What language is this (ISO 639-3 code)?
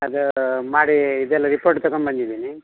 kan